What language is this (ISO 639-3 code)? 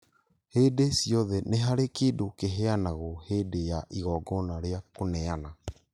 kik